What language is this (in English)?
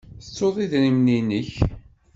Kabyle